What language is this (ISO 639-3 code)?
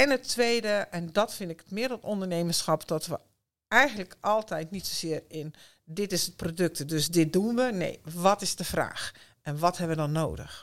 nld